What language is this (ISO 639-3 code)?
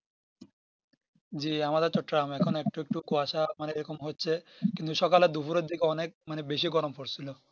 ben